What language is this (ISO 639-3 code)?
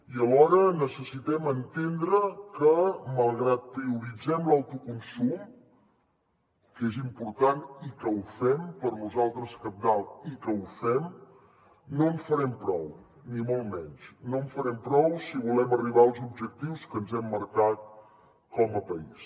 cat